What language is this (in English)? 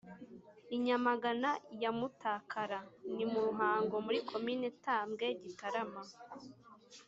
Kinyarwanda